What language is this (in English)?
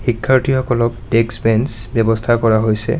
Assamese